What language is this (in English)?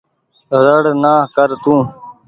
Goaria